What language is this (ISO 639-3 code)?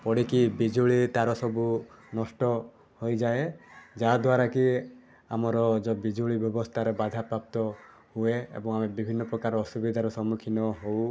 ori